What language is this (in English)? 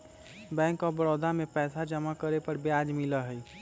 Magahi